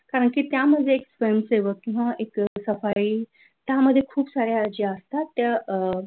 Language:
Marathi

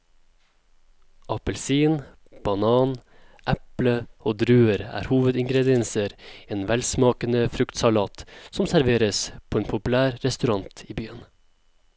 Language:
Norwegian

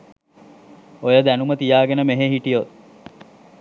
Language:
Sinhala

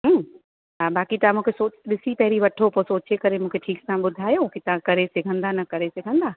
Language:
Sindhi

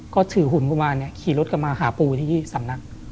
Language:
Thai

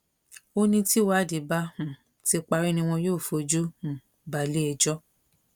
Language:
Yoruba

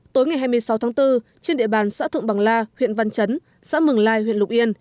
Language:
Vietnamese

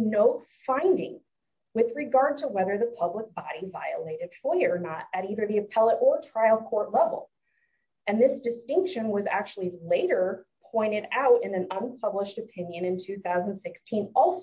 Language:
English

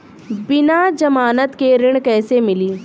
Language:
Bhojpuri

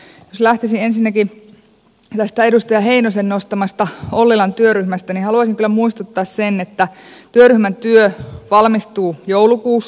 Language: Finnish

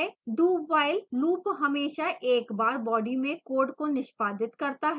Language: Hindi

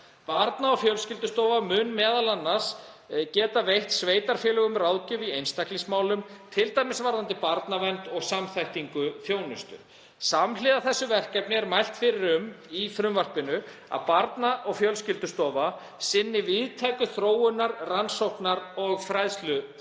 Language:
Icelandic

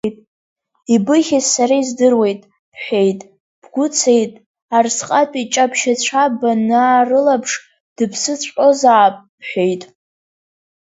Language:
Abkhazian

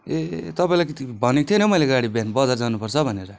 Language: Nepali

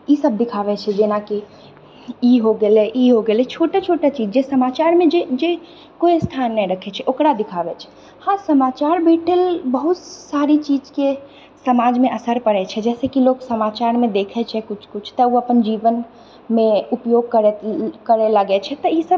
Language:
Maithili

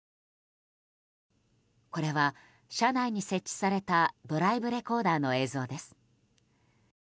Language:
Japanese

